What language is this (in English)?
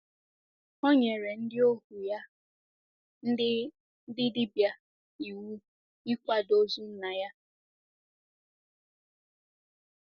Igbo